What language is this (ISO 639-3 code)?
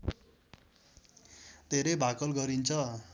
nep